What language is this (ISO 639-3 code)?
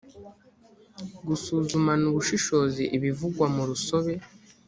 kin